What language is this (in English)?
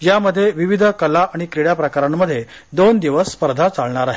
Marathi